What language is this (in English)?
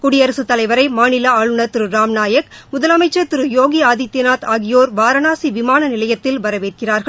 Tamil